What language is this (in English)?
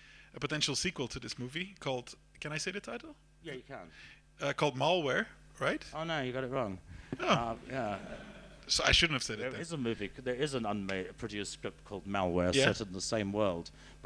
English